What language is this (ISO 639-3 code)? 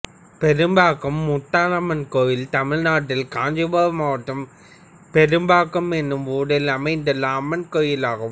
tam